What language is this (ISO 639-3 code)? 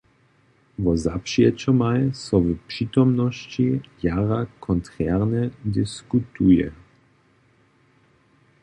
hsb